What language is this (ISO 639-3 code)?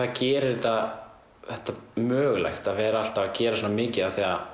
isl